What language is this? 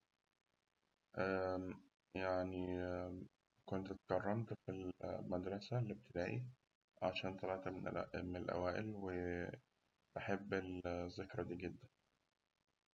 Egyptian Arabic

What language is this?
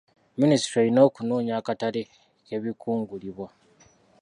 Ganda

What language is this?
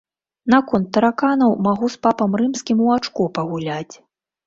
Belarusian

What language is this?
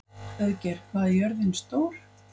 Icelandic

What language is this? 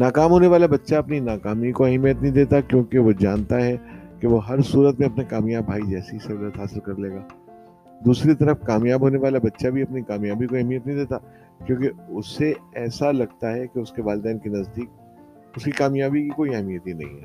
Urdu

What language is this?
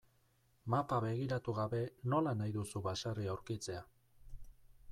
Basque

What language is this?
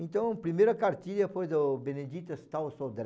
Portuguese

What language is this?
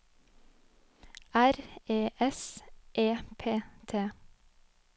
Norwegian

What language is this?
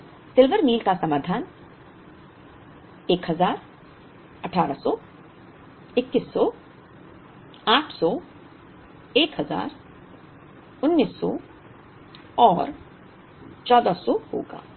Hindi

